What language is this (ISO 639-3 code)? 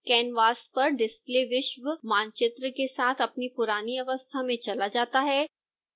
hin